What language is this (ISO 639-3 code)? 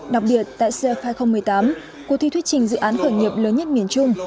vie